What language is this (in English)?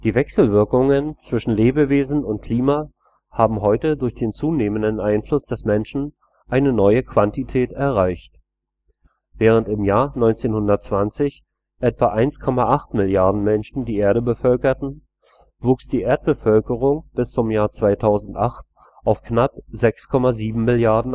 German